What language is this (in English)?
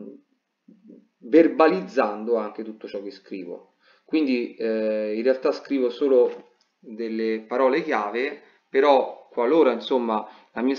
Italian